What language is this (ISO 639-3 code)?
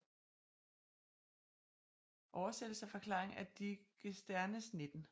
dan